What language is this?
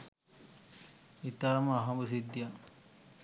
Sinhala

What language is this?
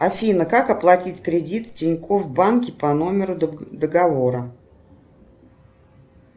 Russian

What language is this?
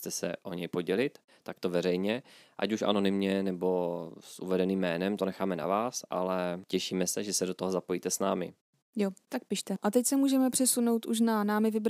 Czech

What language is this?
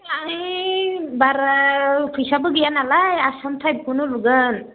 Bodo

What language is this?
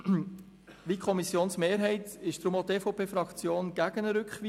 Swiss German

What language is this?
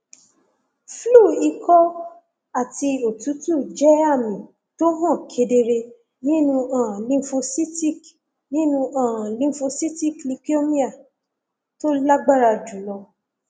Yoruba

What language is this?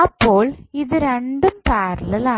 Malayalam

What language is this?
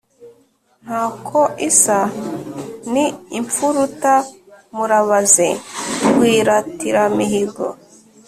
Kinyarwanda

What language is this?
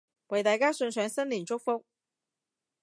Cantonese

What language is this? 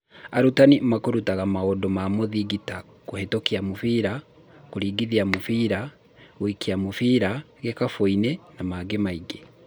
Kikuyu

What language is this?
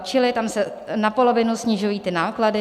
Czech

